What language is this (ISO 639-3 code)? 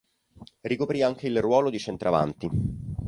ita